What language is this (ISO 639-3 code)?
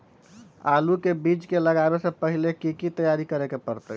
mag